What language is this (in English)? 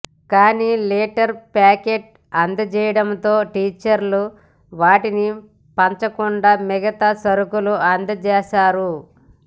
Telugu